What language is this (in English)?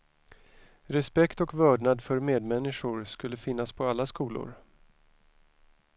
Swedish